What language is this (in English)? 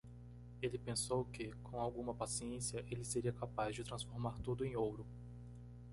Portuguese